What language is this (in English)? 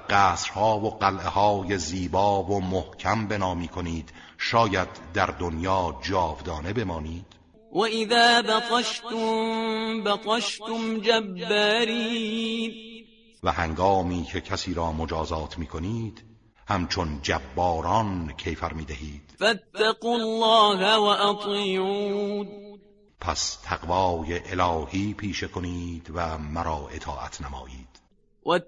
Persian